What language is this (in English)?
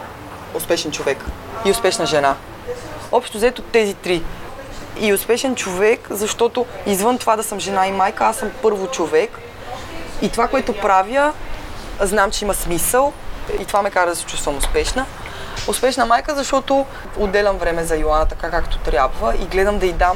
Bulgarian